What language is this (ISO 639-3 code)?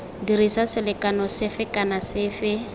tsn